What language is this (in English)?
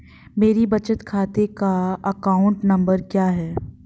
Hindi